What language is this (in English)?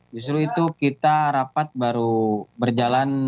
Indonesian